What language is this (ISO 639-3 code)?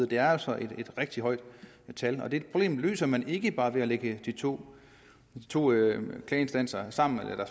dan